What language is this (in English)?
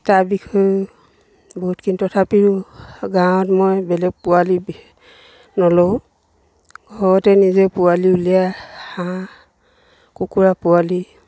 Assamese